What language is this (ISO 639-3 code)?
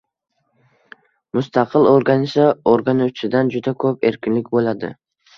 uzb